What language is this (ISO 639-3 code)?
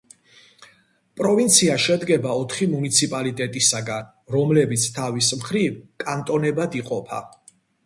kat